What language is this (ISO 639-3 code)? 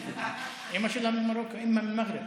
heb